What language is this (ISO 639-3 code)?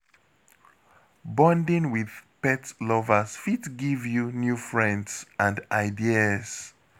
pcm